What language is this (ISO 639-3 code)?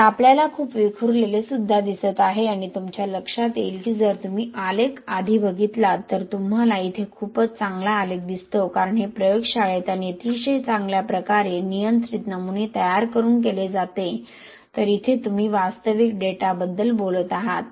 mar